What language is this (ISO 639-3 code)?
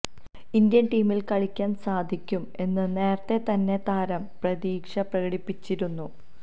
mal